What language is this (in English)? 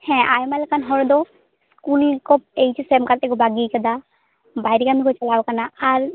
Santali